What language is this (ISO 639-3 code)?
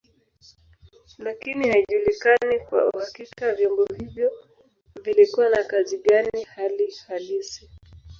swa